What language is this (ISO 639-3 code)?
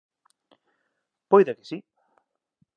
glg